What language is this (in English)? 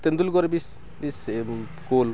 Odia